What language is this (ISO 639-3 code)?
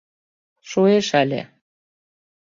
chm